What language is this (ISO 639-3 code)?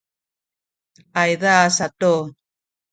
szy